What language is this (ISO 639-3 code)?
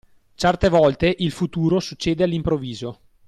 ita